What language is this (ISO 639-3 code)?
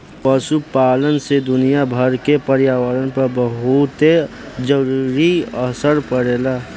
bho